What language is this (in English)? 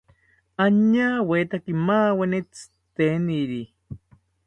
South Ucayali Ashéninka